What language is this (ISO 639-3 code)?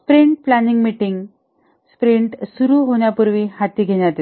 mar